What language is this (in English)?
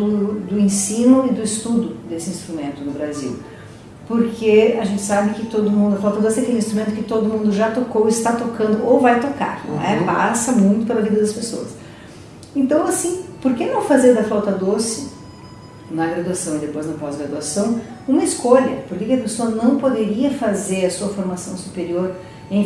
Portuguese